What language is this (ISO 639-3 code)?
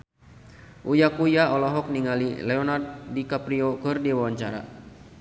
sun